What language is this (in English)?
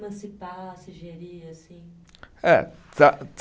Portuguese